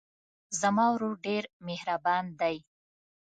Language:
Pashto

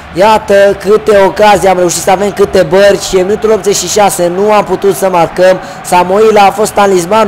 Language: Romanian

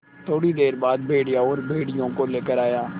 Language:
Hindi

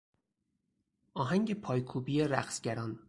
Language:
Persian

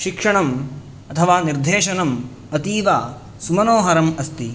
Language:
Sanskrit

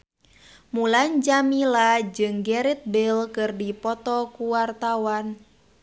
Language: Sundanese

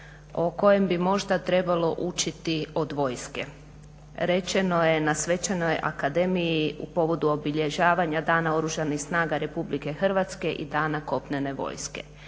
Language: Croatian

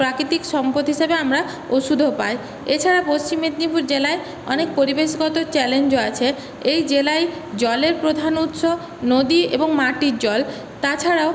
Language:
Bangla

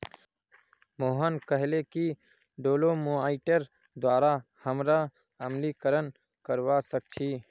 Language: Magahi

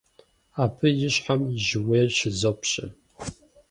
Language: Kabardian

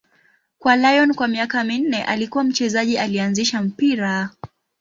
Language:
Swahili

